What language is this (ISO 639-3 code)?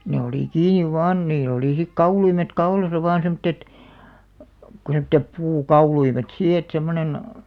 fin